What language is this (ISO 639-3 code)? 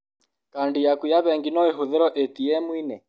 kik